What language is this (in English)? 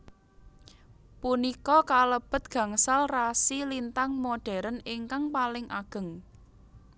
Javanese